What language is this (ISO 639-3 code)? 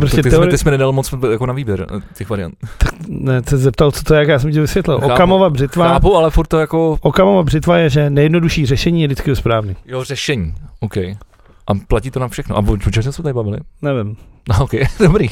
ces